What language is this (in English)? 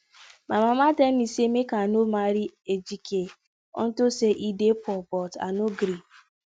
Nigerian Pidgin